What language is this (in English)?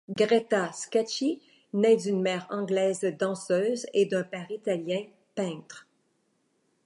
French